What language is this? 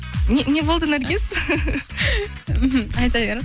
Kazakh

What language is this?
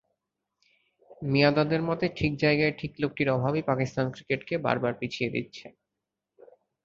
Bangla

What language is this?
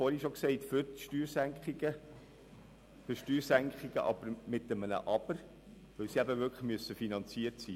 Swiss German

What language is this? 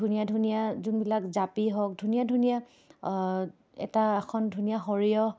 Assamese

